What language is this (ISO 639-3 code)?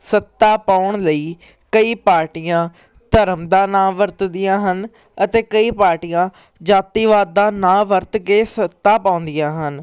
pan